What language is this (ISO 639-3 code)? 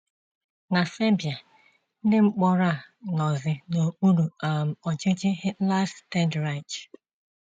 ibo